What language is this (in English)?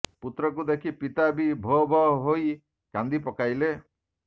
Odia